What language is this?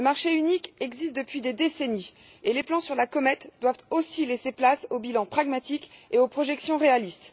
French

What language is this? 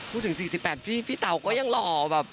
Thai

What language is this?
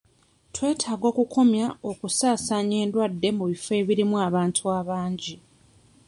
Ganda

